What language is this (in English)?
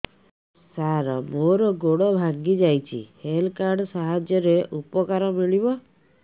Odia